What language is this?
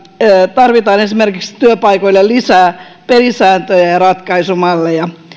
Finnish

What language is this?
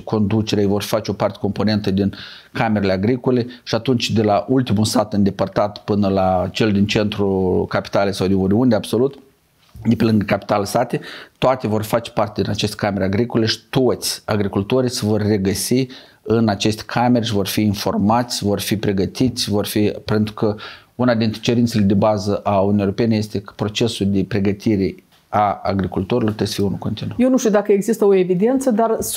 Romanian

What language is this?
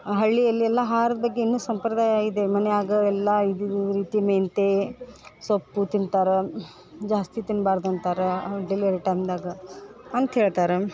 Kannada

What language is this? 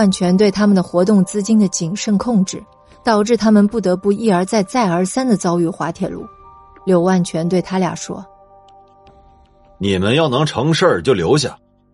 Chinese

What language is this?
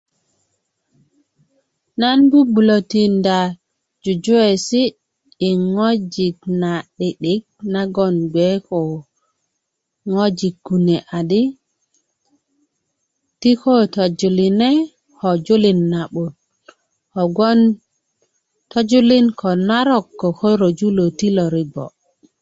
Kuku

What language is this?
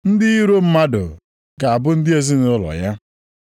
Igbo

